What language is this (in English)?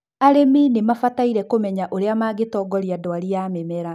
Kikuyu